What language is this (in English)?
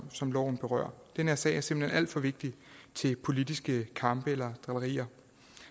Danish